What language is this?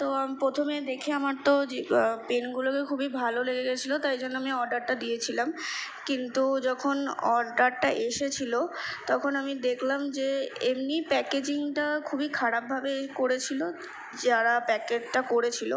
Bangla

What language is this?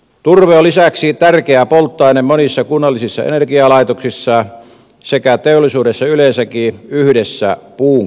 Finnish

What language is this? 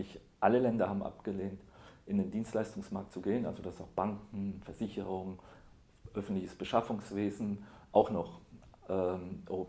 German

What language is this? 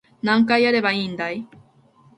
Japanese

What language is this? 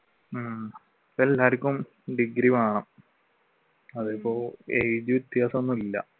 Malayalam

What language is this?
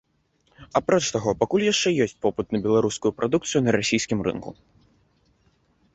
Belarusian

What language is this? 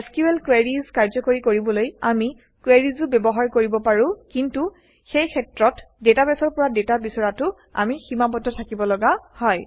Assamese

